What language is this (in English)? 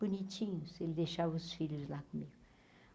Portuguese